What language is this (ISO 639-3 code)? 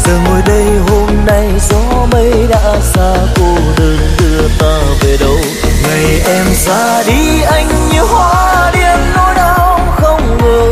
vie